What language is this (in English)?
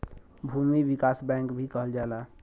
Bhojpuri